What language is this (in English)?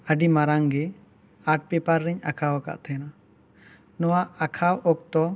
Santali